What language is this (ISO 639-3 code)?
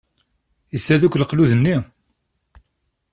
kab